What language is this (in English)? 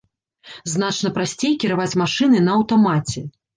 Belarusian